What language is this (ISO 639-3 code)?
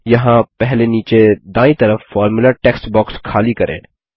hin